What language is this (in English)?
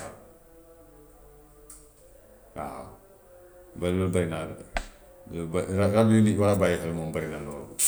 Gambian Wolof